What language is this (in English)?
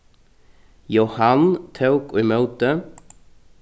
Faroese